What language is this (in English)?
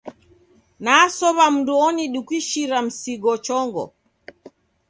Taita